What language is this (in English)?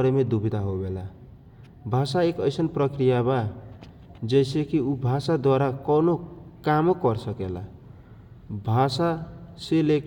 Kochila Tharu